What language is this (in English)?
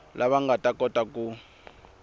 Tsonga